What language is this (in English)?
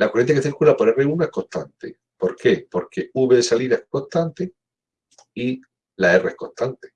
Spanish